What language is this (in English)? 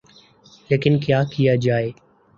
Urdu